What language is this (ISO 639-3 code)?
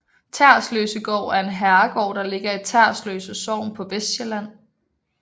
dan